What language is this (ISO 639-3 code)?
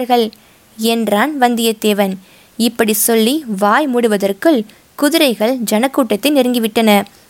tam